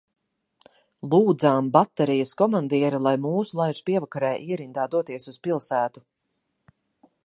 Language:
Latvian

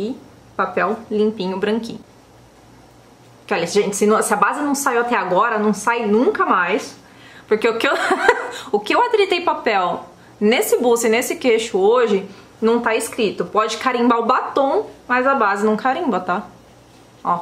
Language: Portuguese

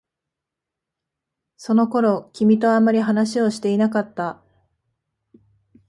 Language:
Japanese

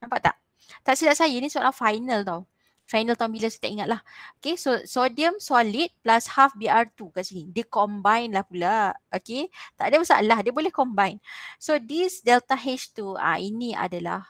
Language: Malay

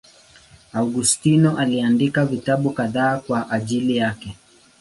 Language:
Swahili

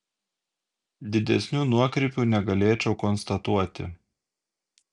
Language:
Lithuanian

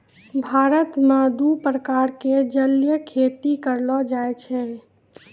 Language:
Maithili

